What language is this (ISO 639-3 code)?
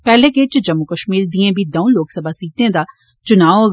doi